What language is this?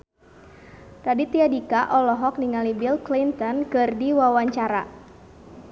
Sundanese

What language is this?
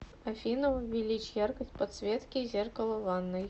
Russian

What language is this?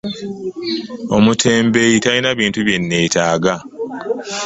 Ganda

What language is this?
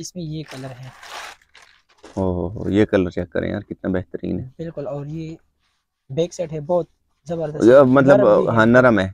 Hindi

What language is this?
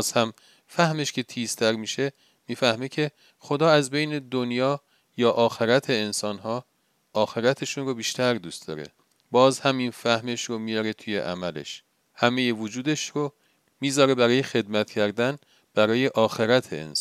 Persian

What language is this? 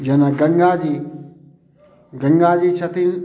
Maithili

